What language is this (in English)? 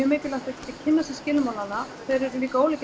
Icelandic